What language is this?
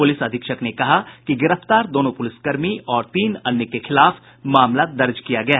Hindi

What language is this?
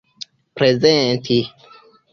Esperanto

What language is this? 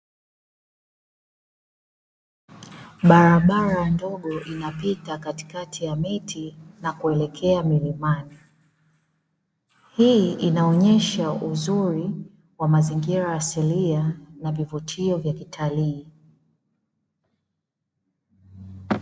Swahili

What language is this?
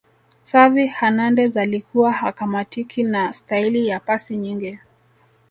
Swahili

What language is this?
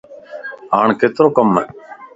Lasi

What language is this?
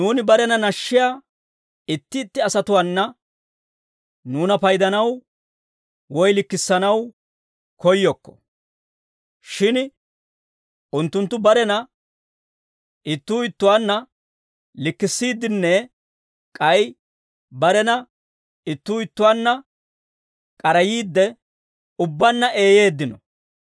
Dawro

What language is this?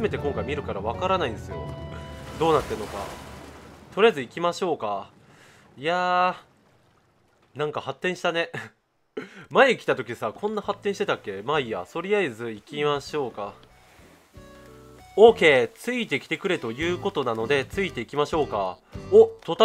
Japanese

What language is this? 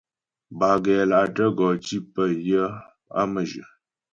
Ghomala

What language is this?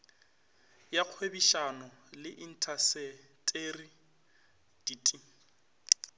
Northern Sotho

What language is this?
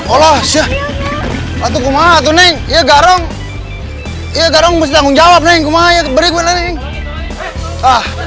Indonesian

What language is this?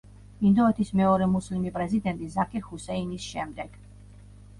Georgian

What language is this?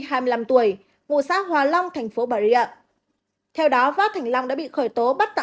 Vietnamese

